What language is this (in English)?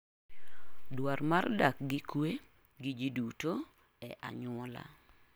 Luo (Kenya and Tanzania)